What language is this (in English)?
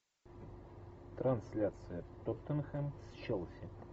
Russian